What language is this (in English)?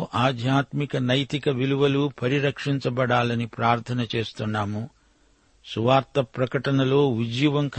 Telugu